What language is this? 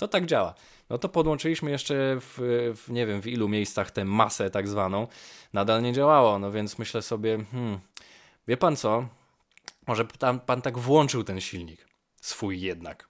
Polish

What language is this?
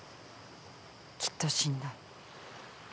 Japanese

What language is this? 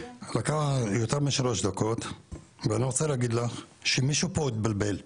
Hebrew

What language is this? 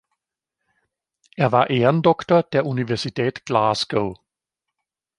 German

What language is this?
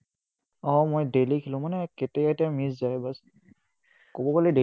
Assamese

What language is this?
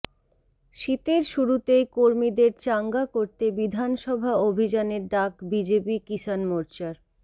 Bangla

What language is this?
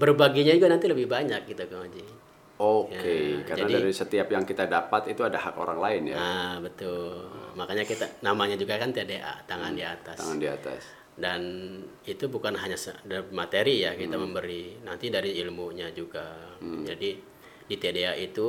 Indonesian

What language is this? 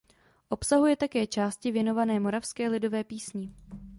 Czech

